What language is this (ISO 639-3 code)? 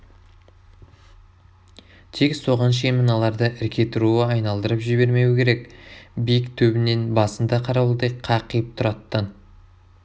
kaz